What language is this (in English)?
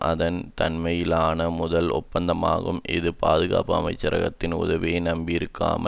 Tamil